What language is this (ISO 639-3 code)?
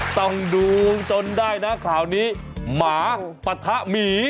tha